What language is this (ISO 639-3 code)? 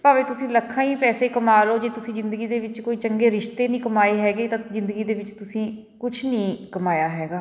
pan